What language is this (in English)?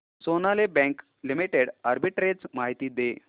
Marathi